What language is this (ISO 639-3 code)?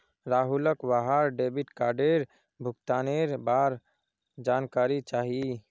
mag